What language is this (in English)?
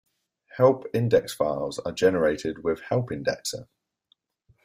English